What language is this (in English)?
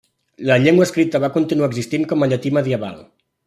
Catalan